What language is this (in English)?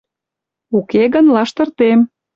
Mari